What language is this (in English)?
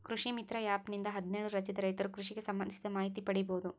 Kannada